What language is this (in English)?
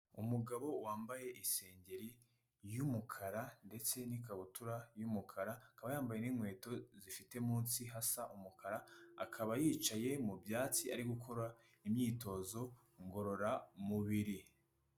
Kinyarwanda